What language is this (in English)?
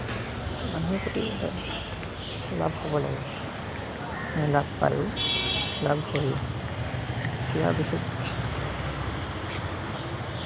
Assamese